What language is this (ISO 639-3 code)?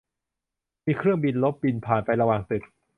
tha